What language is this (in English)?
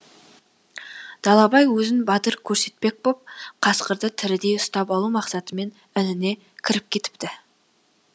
Kazakh